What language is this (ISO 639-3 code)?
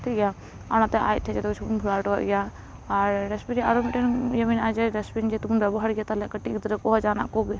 sat